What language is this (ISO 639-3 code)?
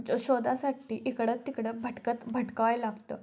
mar